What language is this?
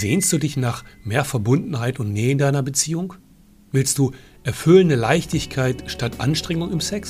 German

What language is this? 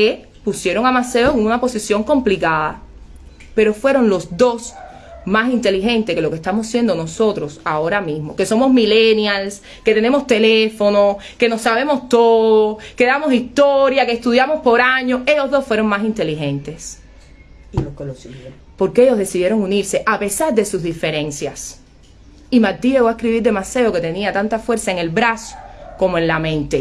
Spanish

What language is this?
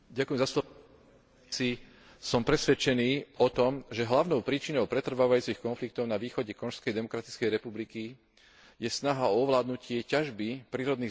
Slovak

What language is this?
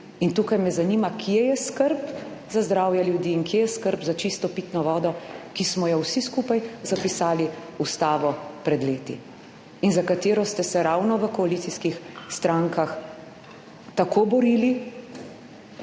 Slovenian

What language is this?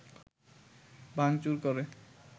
Bangla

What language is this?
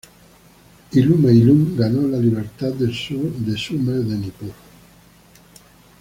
Spanish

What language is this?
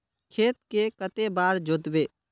Magahi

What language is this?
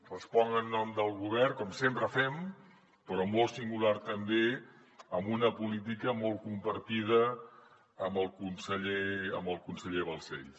Catalan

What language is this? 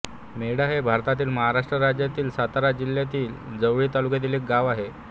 Marathi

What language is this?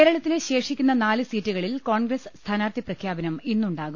Malayalam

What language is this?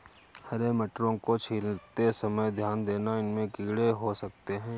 Hindi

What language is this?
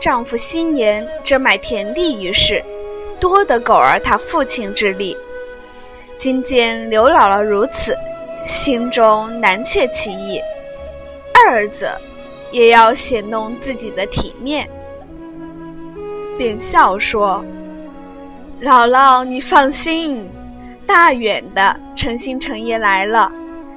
Chinese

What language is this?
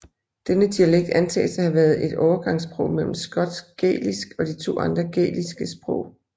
Danish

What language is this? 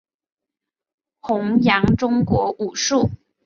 Chinese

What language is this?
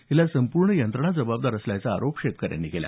Marathi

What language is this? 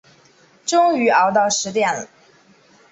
Chinese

